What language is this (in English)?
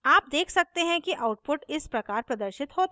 Hindi